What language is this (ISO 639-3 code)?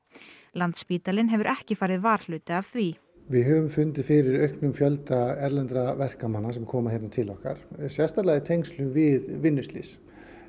isl